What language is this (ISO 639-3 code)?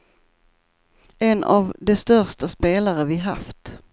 swe